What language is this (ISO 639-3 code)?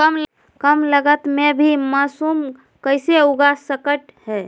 mag